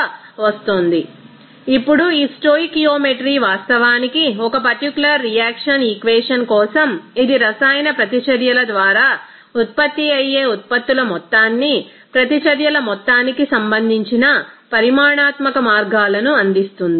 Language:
Telugu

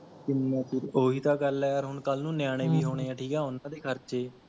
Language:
Punjabi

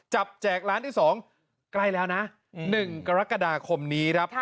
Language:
Thai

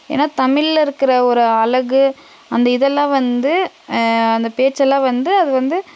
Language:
Tamil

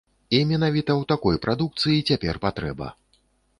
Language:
Belarusian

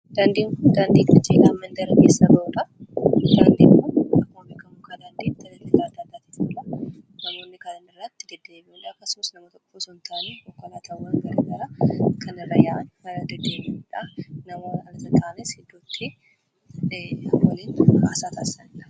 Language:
Oromo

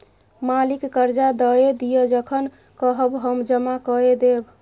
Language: Maithili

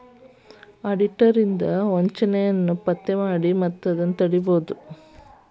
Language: Kannada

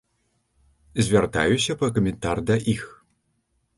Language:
Belarusian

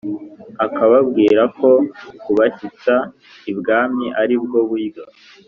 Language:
Kinyarwanda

